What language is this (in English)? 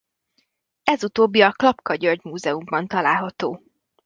Hungarian